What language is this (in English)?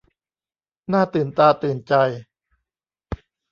Thai